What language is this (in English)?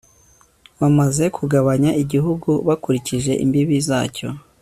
Kinyarwanda